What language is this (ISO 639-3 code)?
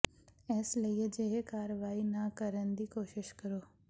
pan